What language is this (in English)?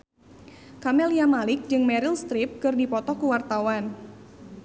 Sundanese